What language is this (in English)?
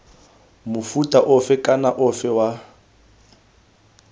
Tswana